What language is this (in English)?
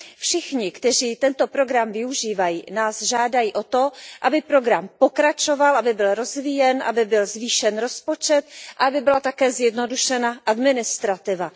Czech